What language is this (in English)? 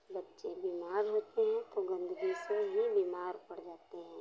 Hindi